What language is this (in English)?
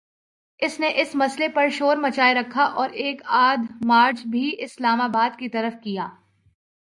Urdu